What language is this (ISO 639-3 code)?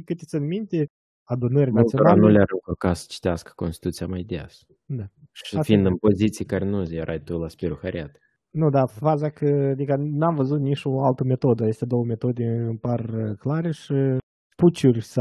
ron